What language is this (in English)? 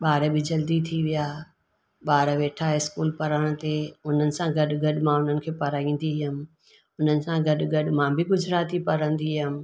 Sindhi